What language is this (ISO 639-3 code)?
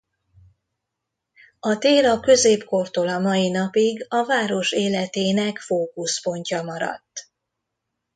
hun